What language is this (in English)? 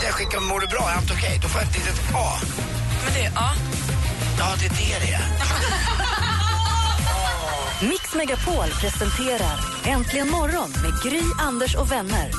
Swedish